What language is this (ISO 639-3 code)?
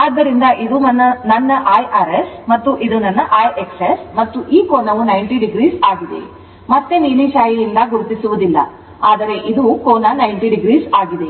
kan